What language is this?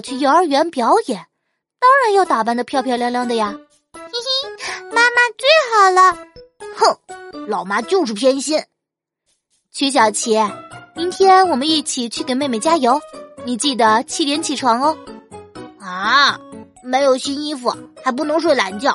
Chinese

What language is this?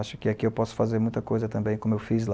Portuguese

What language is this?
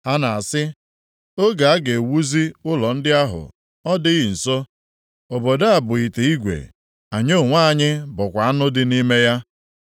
Igbo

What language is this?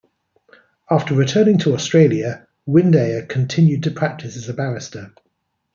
English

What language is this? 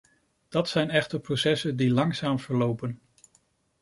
Dutch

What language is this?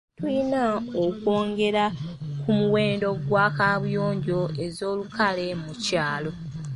Ganda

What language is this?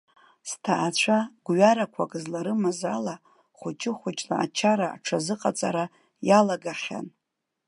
Abkhazian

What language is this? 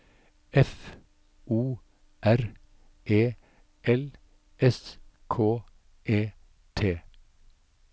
Norwegian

